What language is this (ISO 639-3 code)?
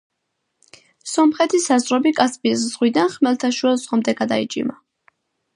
kat